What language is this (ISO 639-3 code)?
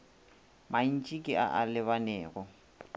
nso